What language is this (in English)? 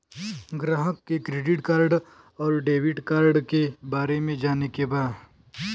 Bhojpuri